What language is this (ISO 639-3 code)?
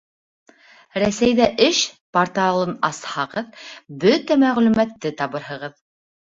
bak